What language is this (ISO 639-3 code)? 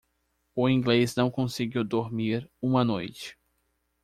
por